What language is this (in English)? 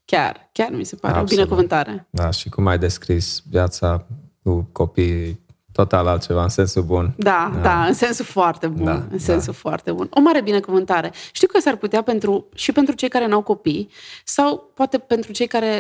Romanian